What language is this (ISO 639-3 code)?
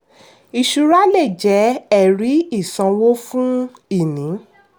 yor